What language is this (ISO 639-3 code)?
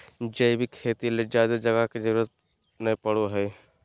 mag